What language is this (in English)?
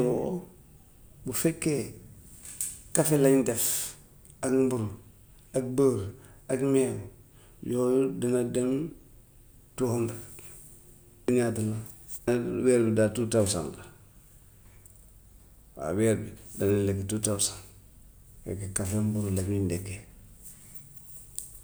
Gambian Wolof